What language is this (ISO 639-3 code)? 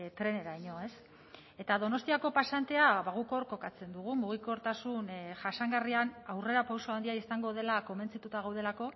eus